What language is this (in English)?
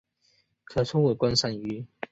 Chinese